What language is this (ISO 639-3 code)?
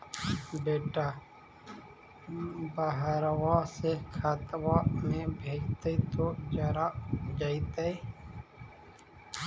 mag